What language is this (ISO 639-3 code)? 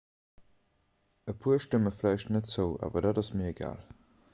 ltz